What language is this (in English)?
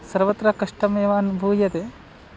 Sanskrit